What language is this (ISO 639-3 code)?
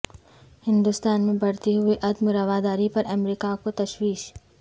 urd